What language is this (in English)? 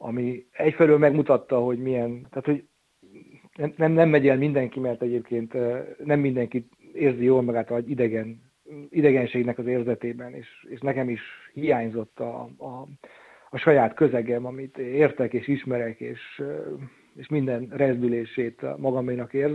Hungarian